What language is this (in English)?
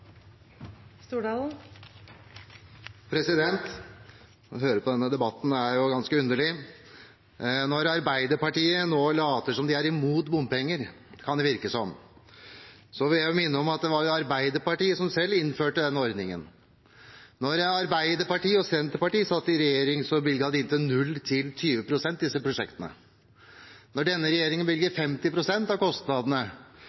Norwegian Bokmål